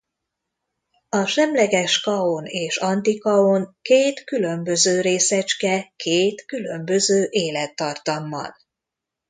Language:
Hungarian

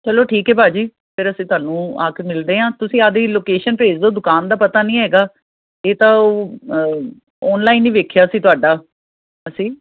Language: Punjabi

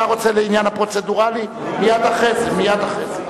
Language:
Hebrew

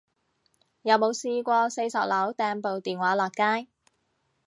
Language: Cantonese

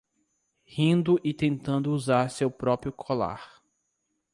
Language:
Portuguese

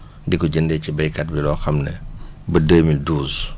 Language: Wolof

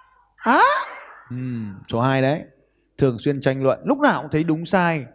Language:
Vietnamese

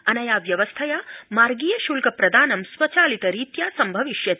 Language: Sanskrit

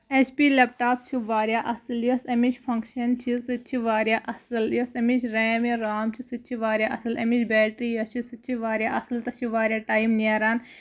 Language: Kashmiri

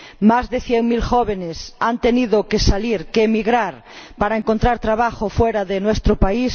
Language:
Spanish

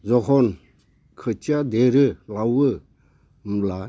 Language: Bodo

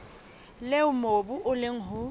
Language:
Southern Sotho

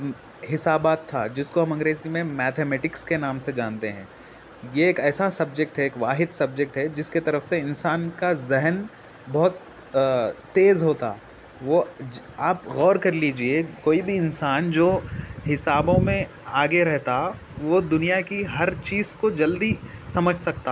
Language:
Urdu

